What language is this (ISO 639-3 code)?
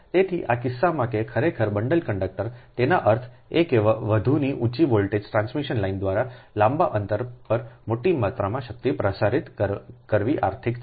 guj